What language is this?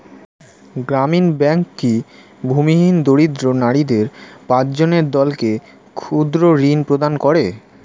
Bangla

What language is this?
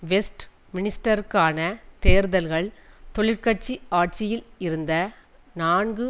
Tamil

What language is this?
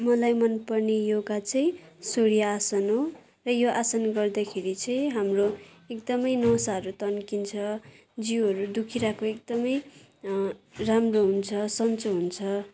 Nepali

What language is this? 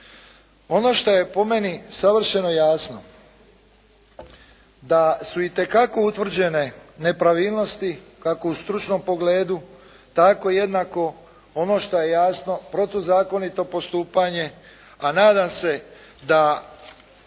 Croatian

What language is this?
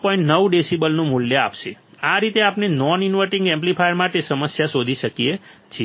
Gujarati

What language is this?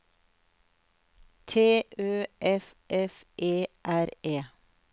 Norwegian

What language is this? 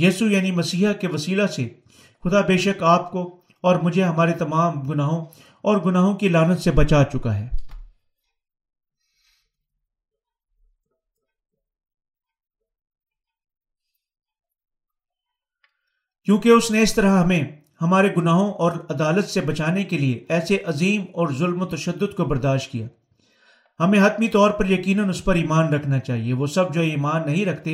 Urdu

